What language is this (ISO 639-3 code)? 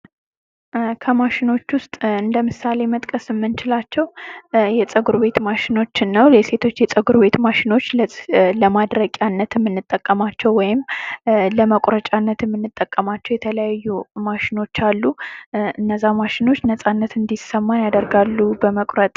amh